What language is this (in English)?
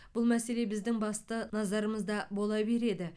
Kazakh